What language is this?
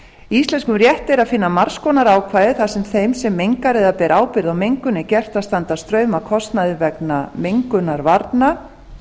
Icelandic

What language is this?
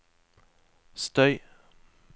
Norwegian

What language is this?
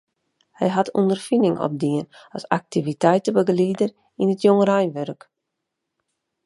Western Frisian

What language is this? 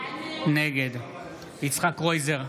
Hebrew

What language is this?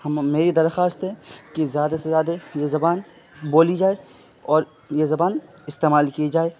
Urdu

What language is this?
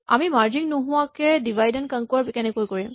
Assamese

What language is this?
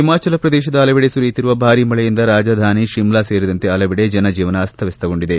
Kannada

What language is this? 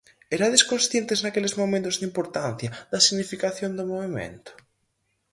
Galician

